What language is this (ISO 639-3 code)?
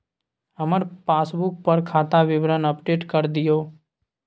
mai